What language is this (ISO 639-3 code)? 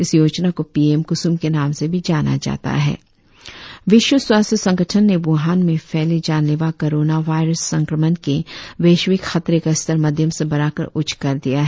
hin